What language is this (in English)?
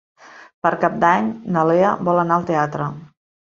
Catalan